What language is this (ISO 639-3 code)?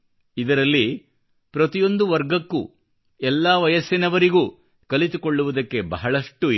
kan